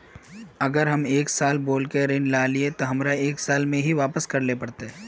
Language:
Magahi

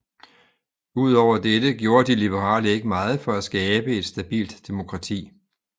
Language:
Danish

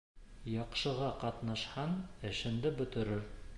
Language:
Bashkir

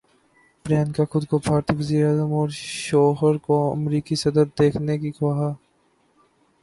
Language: Urdu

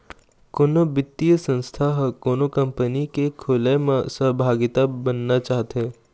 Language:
Chhattisgarhi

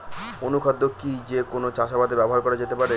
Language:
Bangla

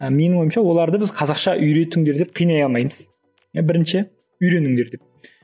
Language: Kazakh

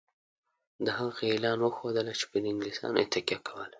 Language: Pashto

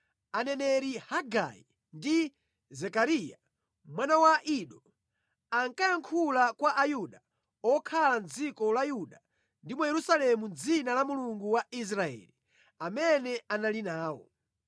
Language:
Nyanja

